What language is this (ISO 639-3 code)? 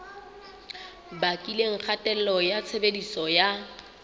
sot